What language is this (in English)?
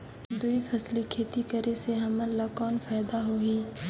Chhattisgarhi